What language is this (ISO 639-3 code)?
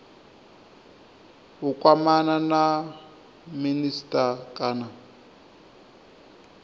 ven